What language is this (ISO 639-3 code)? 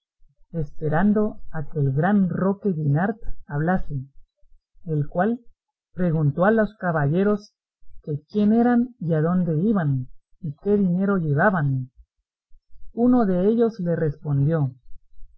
spa